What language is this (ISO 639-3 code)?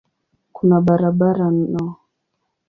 swa